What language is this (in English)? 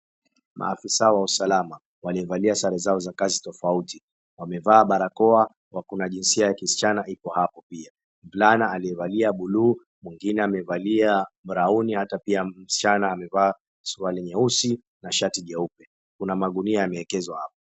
Swahili